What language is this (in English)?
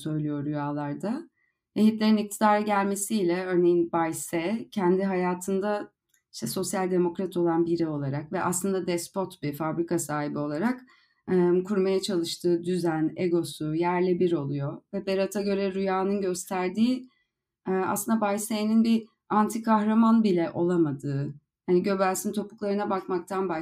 Turkish